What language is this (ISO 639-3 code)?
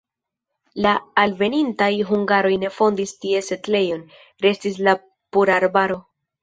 epo